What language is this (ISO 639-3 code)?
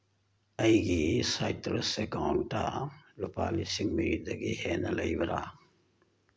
mni